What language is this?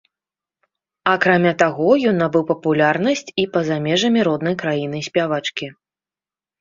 Belarusian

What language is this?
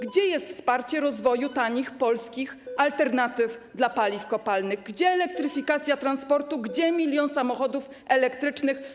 Polish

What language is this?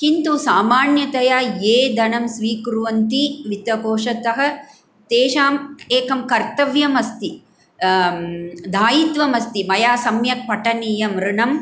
Sanskrit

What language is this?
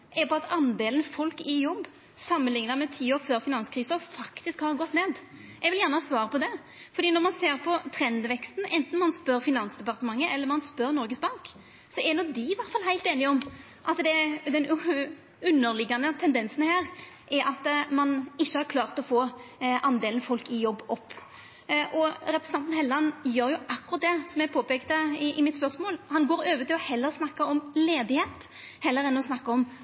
Norwegian Nynorsk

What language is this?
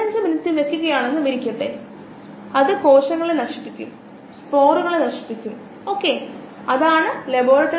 Malayalam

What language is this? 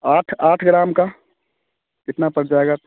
Hindi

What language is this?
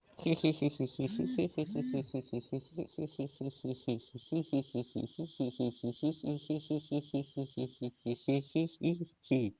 Russian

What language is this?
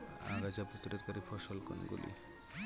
Bangla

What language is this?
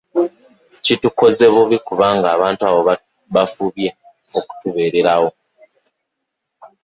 Ganda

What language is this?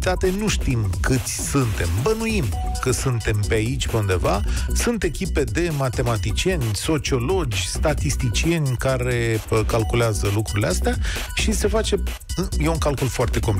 Romanian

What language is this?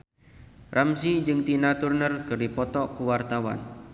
Sundanese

